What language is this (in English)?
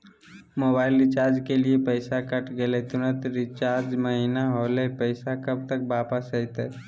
Magahi